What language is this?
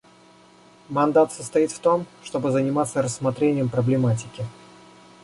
Russian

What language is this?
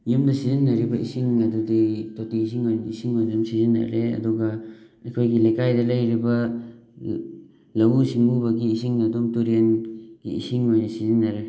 Manipuri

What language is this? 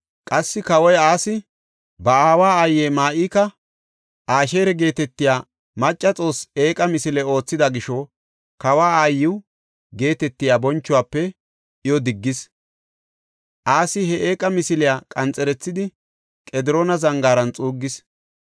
Gofa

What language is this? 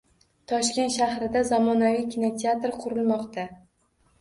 Uzbek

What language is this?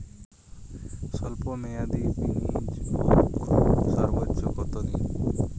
Bangla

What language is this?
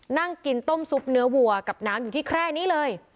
Thai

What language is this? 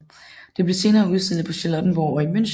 Danish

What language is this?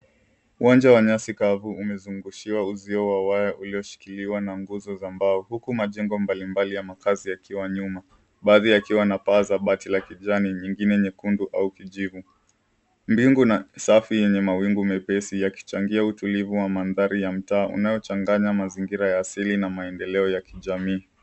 Swahili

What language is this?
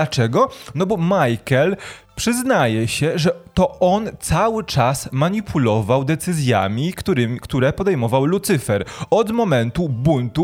Polish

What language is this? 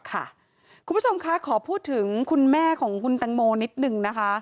Thai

